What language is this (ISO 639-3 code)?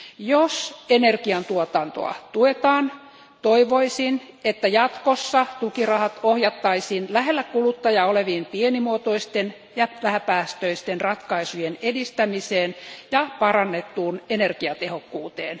fin